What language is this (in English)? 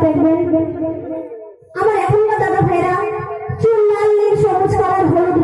Hindi